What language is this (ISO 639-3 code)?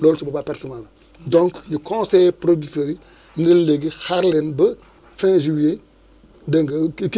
wol